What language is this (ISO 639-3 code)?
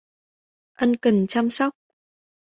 vie